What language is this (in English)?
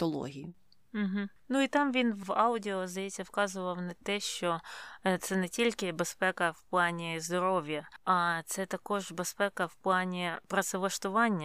Ukrainian